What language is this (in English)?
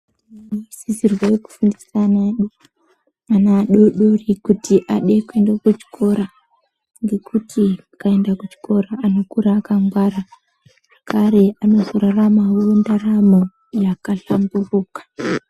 Ndau